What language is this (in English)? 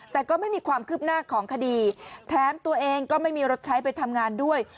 Thai